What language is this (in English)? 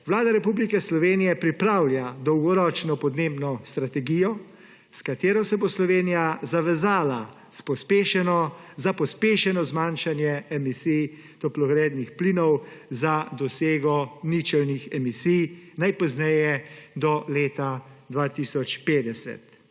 Slovenian